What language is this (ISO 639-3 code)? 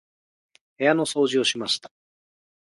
jpn